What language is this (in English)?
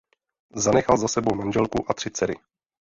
Czech